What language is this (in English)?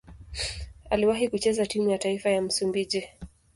Swahili